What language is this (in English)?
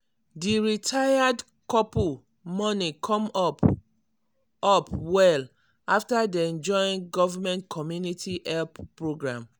Nigerian Pidgin